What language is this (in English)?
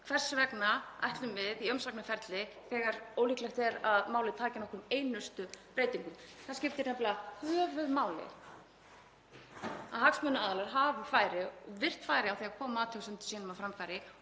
Icelandic